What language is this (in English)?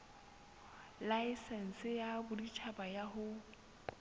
Southern Sotho